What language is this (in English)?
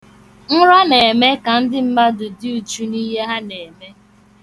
Igbo